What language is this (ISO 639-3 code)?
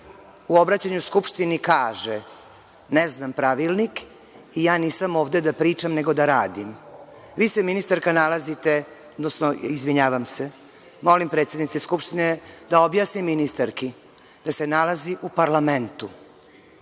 srp